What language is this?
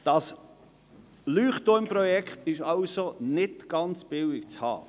Swiss German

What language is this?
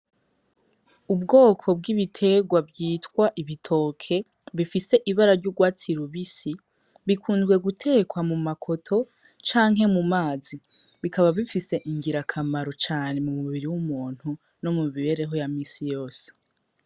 Rundi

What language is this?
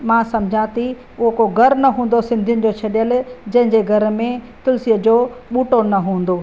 Sindhi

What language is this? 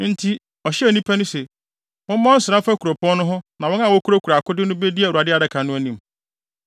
Akan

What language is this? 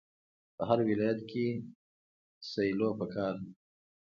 Pashto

